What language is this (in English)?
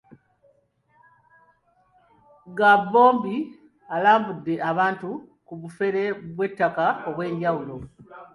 Ganda